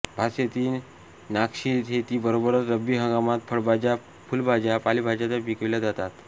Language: Marathi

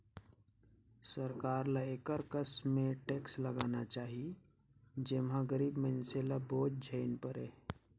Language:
Chhattisgarhi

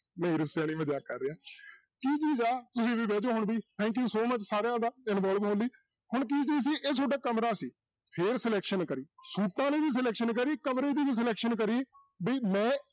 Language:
Punjabi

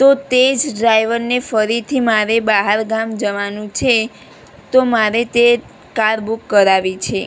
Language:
Gujarati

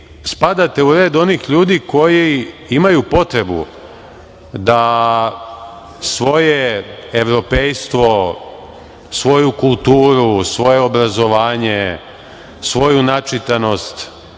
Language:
Serbian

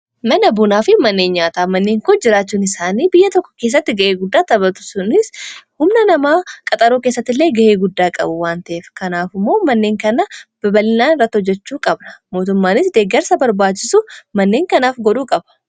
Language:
Oromo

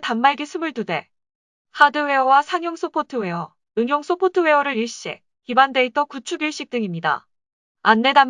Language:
Korean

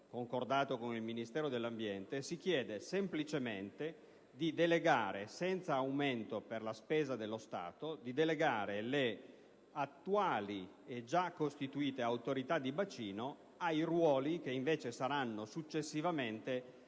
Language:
Italian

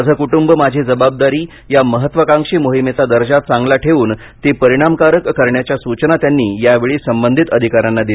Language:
Marathi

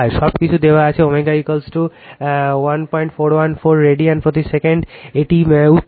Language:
Bangla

